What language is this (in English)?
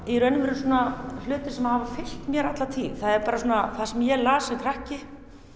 Icelandic